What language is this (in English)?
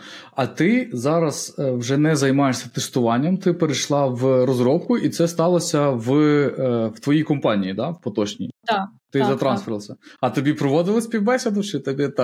Ukrainian